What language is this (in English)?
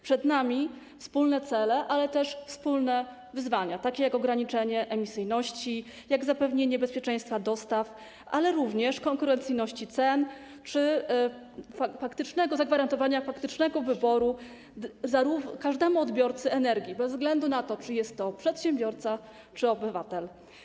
Polish